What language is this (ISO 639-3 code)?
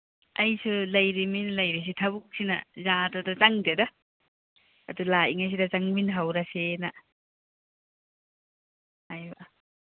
mni